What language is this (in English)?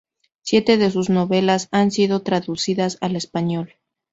Spanish